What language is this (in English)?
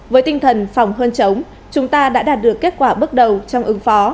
Vietnamese